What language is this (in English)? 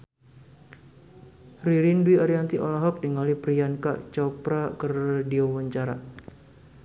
Sundanese